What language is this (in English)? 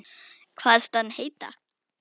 Icelandic